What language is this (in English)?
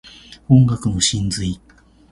Japanese